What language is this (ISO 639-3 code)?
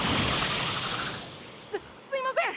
jpn